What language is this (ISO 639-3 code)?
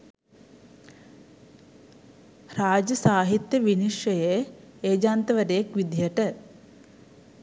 sin